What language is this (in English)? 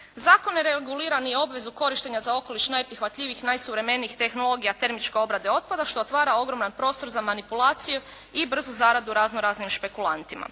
Croatian